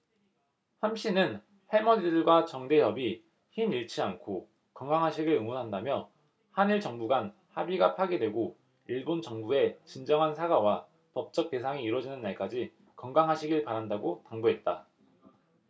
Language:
Korean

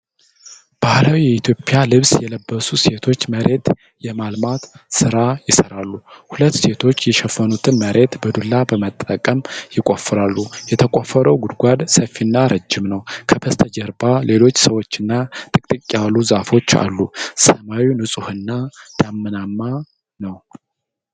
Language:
Amharic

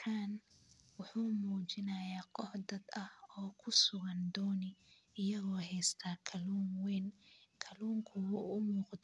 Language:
Somali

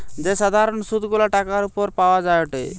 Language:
Bangla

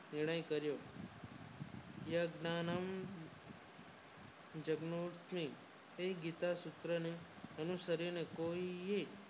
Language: Gujarati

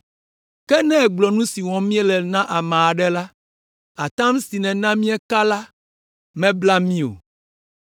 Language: Ewe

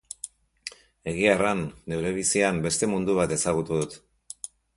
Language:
Basque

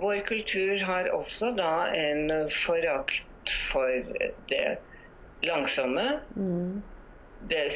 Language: Swedish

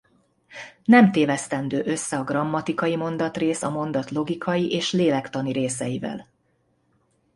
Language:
Hungarian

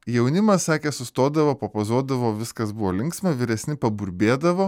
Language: Lithuanian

